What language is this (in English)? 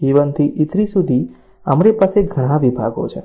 Gujarati